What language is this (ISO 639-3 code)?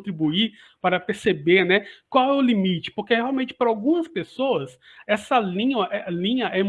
por